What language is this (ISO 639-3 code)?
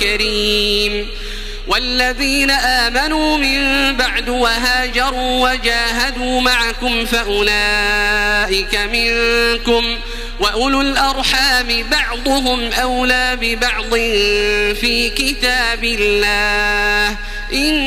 ara